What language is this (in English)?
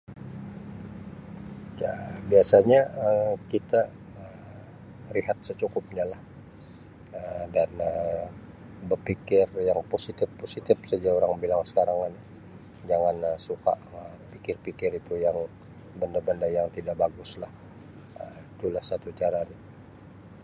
Sabah Malay